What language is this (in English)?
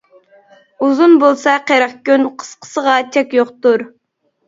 Uyghur